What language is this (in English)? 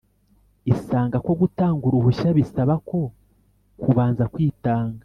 Kinyarwanda